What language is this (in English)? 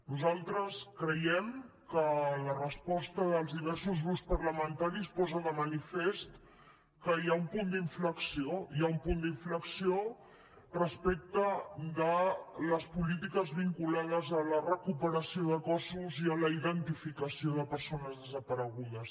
Catalan